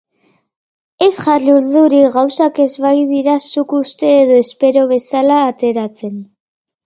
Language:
Basque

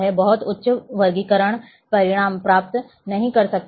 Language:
Hindi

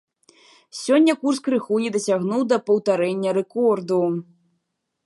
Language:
Belarusian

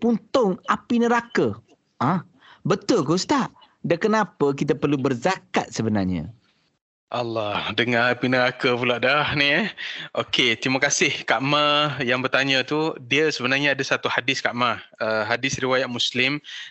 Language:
Malay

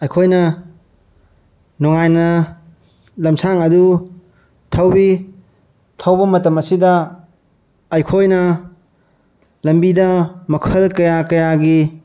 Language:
Manipuri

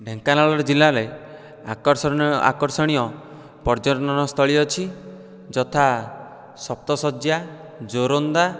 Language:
Odia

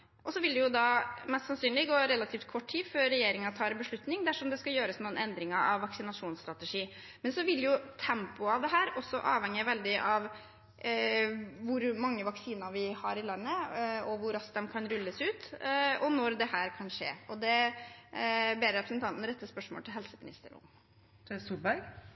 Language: Norwegian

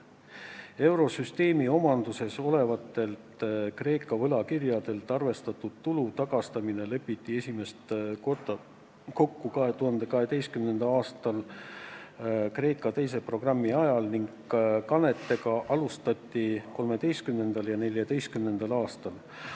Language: Estonian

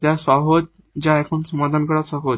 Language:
Bangla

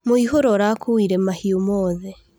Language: Kikuyu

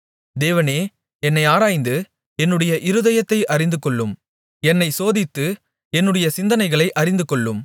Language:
Tamil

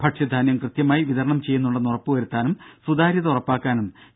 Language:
Malayalam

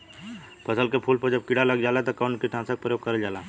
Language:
Bhojpuri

